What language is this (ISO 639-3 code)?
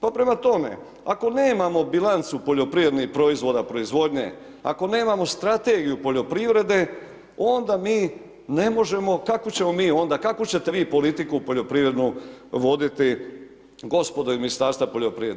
hrv